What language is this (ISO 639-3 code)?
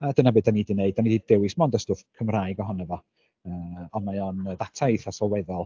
cym